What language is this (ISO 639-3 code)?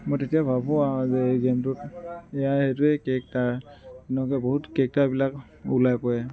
asm